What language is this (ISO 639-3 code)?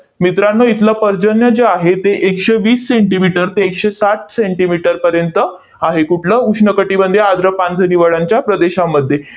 mar